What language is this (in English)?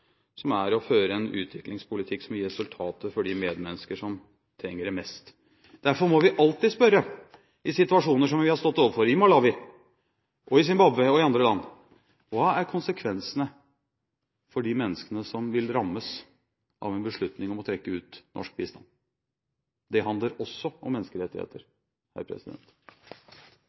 Norwegian Bokmål